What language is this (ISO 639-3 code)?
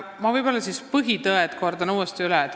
est